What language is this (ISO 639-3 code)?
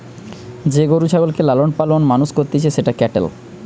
ben